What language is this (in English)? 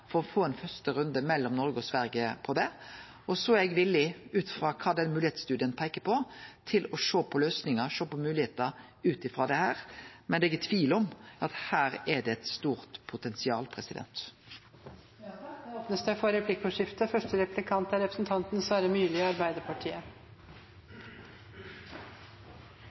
Norwegian